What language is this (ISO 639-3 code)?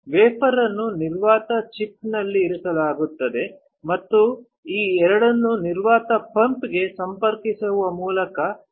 kan